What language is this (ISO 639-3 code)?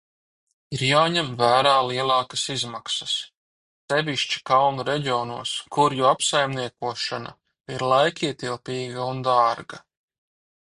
lav